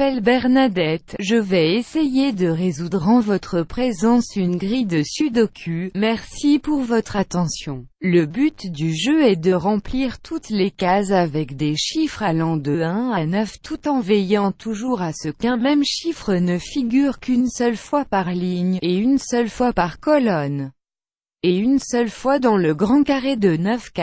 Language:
French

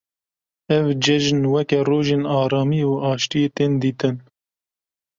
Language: Kurdish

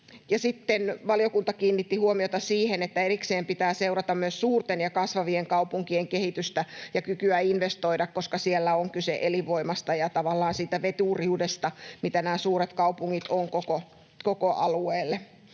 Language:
Finnish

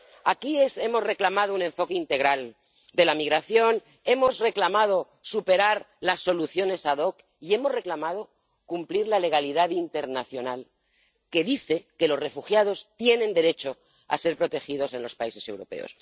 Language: Spanish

